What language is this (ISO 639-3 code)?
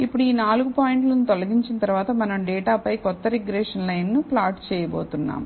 tel